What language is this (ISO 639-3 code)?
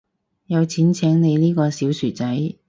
yue